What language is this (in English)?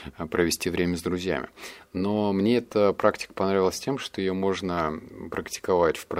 Russian